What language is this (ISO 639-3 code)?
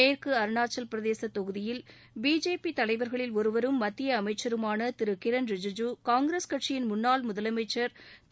tam